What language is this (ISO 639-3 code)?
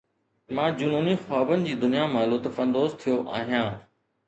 snd